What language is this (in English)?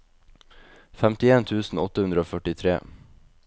Norwegian